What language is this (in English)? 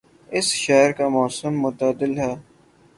Urdu